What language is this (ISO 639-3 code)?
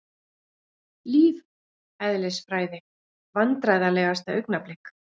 isl